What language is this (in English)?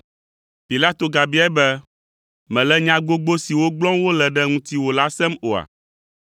Ewe